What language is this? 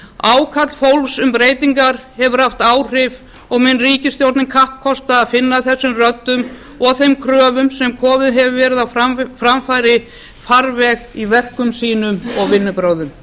Icelandic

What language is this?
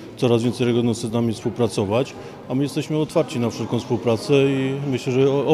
Polish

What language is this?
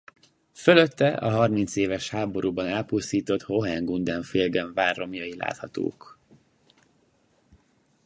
Hungarian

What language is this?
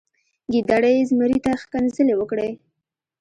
Pashto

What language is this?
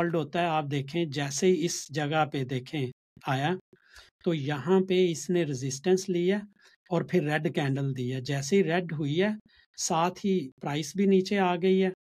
Urdu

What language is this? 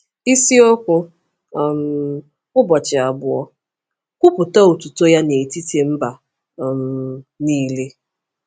Igbo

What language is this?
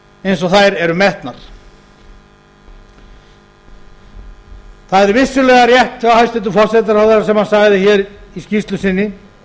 Icelandic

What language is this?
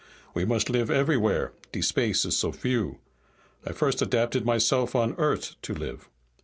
English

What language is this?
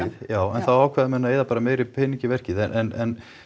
Icelandic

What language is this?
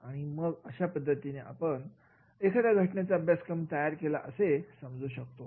Marathi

